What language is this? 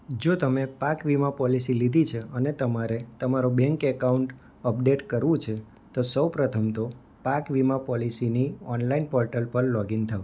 Gujarati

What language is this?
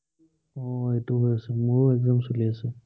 Assamese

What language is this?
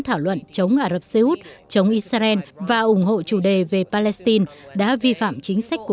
Vietnamese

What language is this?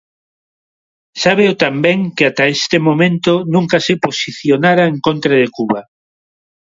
Galician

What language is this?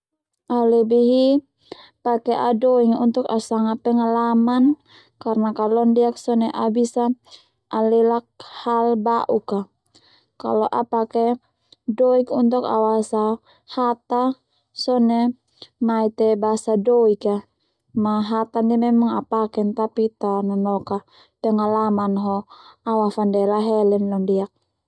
Termanu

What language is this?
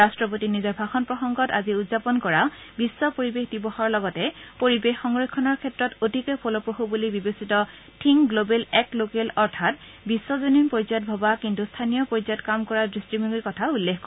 Assamese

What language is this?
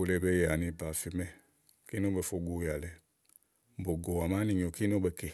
Igo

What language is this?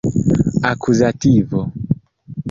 Esperanto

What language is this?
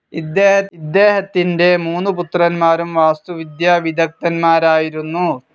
Malayalam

